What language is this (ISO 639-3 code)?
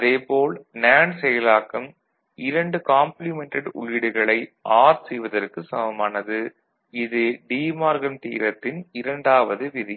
tam